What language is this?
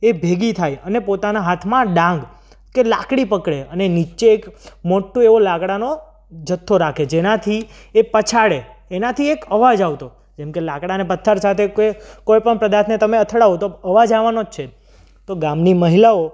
Gujarati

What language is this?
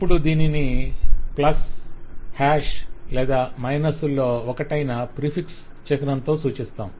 Telugu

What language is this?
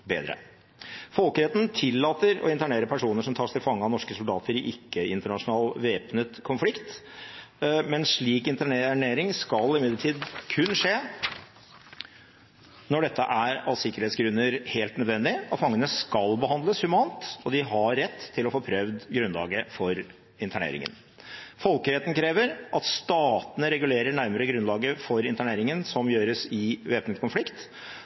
Norwegian Bokmål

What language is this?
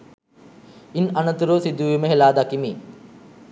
Sinhala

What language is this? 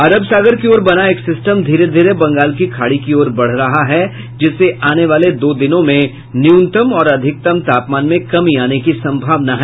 Hindi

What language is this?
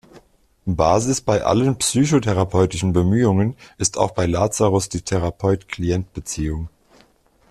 German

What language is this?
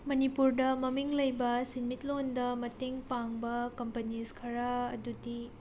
Manipuri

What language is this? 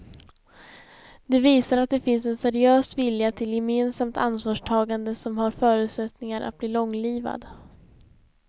Swedish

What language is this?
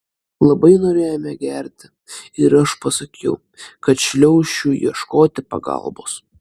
Lithuanian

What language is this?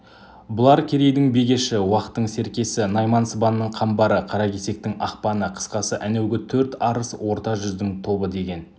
Kazakh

